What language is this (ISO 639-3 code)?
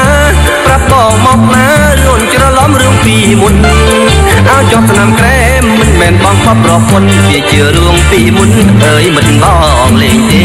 tha